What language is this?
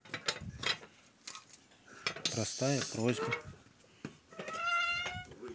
Russian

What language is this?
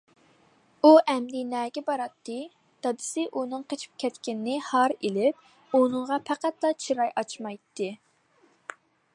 Uyghur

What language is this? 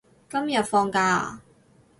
Cantonese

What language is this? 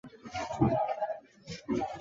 Chinese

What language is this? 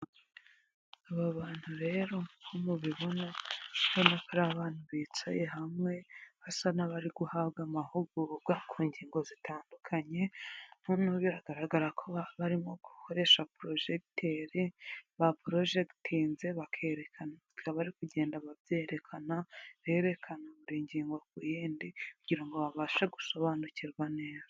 Kinyarwanda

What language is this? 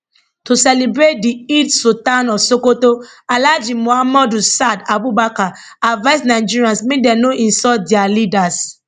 Nigerian Pidgin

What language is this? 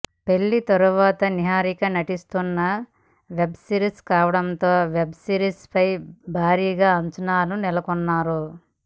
Telugu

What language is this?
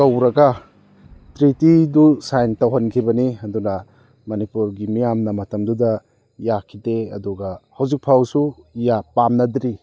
Manipuri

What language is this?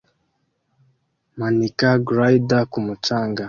Kinyarwanda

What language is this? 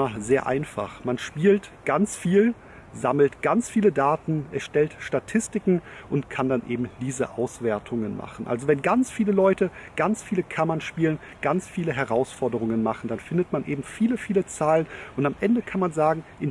German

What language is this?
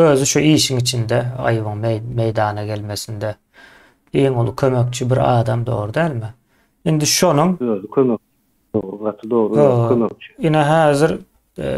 Turkish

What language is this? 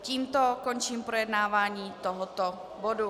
Czech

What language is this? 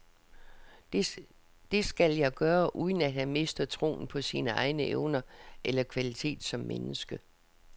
Danish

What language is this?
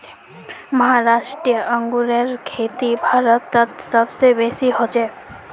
Magahi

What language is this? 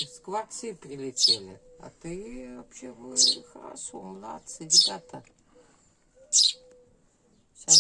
Russian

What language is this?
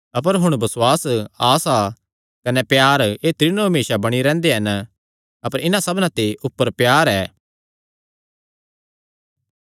Kangri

